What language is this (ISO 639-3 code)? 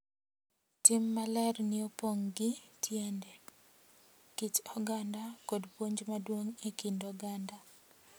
luo